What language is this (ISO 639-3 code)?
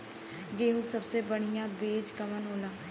bho